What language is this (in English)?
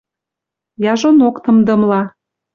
Western Mari